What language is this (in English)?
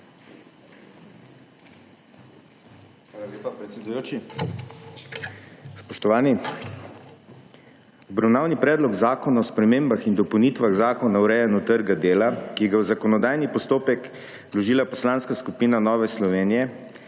Slovenian